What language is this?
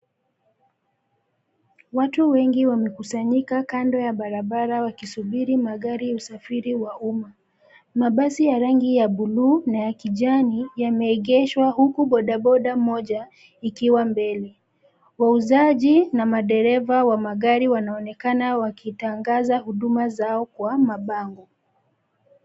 Swahili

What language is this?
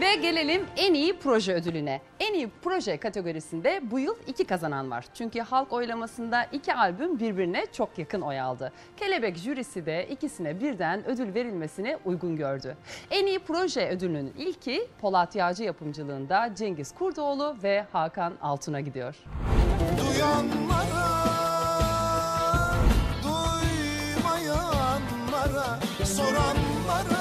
Turkish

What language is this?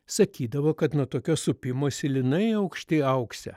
Lithuanian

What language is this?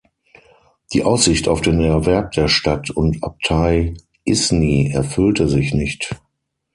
German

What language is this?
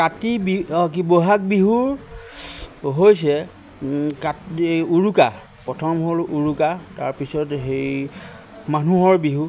Assamese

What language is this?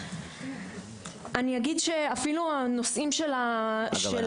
Hebrew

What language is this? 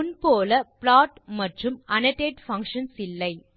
Tamil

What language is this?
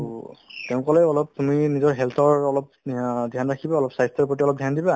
Assamese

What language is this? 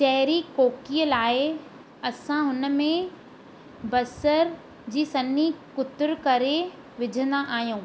Sindhi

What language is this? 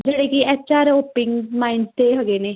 Punjabi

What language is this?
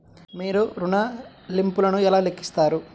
Telugu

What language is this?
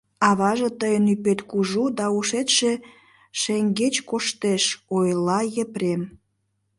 Mari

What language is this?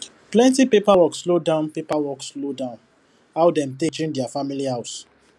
Nigerian Pidgin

